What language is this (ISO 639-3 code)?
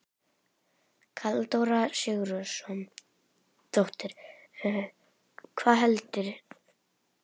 isl